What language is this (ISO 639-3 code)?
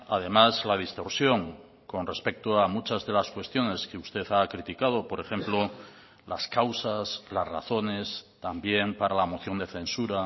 spa